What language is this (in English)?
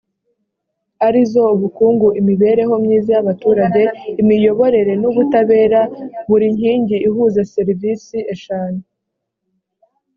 Kinyarwanda